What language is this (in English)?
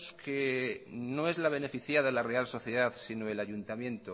Spanish